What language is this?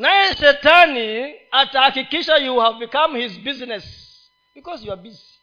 Swahili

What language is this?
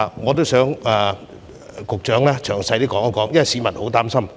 Cantonese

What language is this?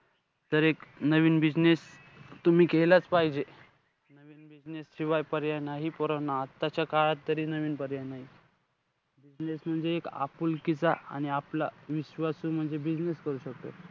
Marathi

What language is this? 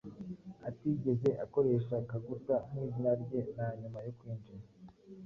Kinyarwanda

